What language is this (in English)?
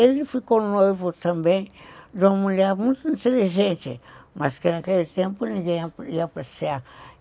Portuguese